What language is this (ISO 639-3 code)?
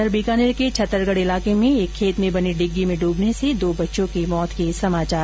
hin